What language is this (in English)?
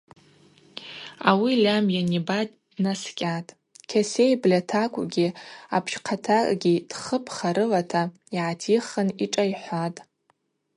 Abaza